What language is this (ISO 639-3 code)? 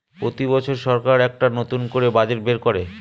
ben